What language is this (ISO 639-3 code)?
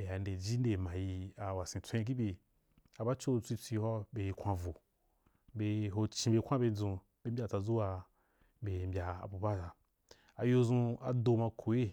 juk